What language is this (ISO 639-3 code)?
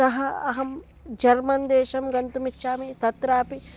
san